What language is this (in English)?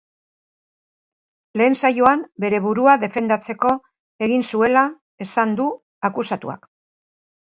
Basque